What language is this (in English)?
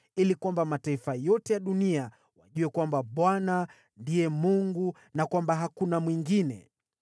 Swahili